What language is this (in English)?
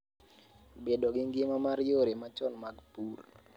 Luo (Kenya and Tanzania)